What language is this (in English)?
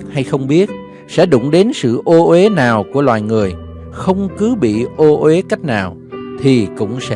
Vietnamese